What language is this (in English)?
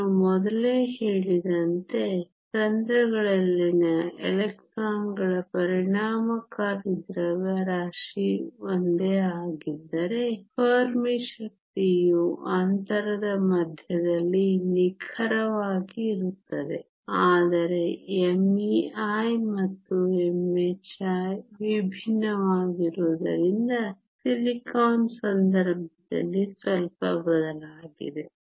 Kannada